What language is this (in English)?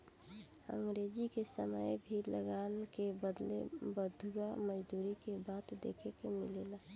Bhojpuri